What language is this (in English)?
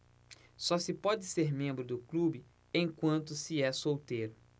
Portuguese